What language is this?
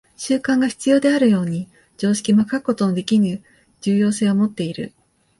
Japanese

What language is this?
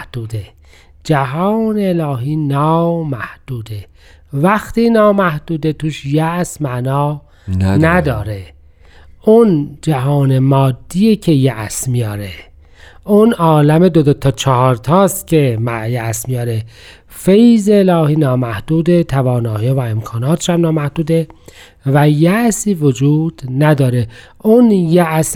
Persian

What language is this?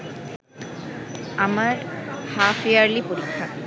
Bangla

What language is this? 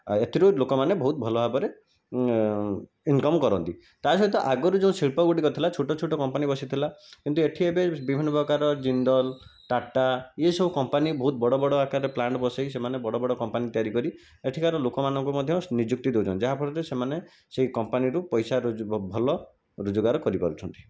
Odia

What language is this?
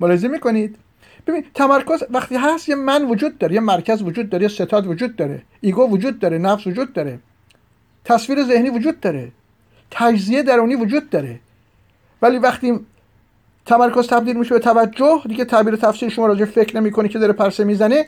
Persian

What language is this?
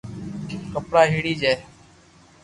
Loarki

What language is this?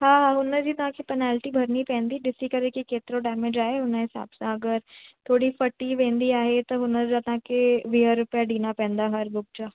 Sindhi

